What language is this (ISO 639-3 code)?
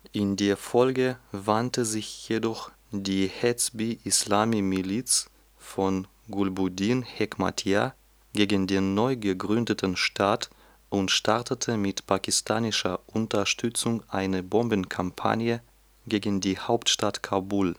deu